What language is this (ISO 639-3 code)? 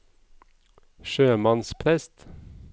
nor